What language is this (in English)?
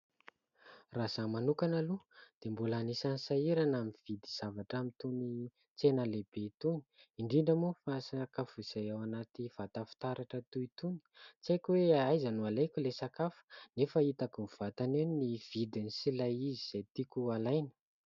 Malagasy